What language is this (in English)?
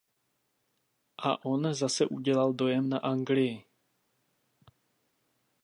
Czech